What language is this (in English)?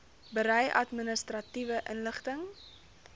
Afrikaans